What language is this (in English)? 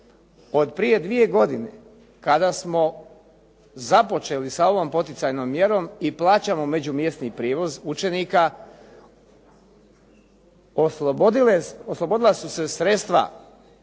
Croatian